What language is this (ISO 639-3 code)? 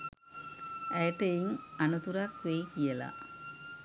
sin